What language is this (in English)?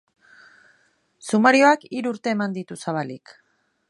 Basque